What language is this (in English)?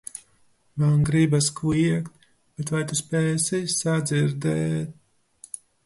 Latvian